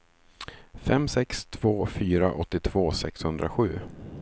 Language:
Swedish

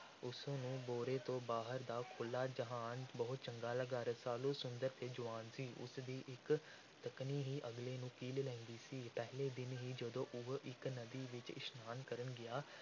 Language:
Punjabi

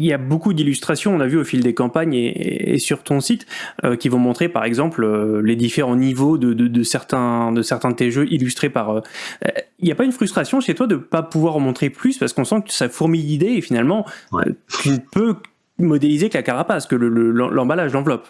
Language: French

